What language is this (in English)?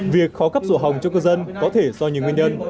Vietnamese